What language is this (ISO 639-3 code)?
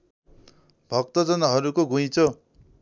nep